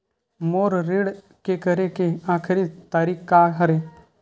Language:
Chhattisgarhi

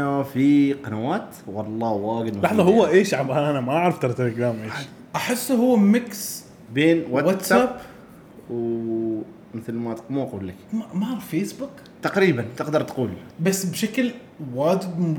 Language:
Arabic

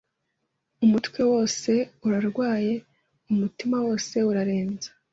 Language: Kinyarwanda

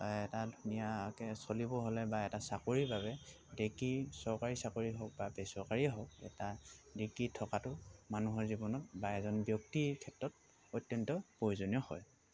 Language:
Assamese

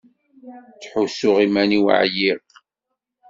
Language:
Kabyle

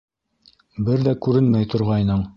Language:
Bashkir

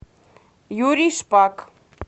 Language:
Russian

